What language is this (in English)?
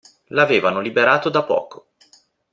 Italian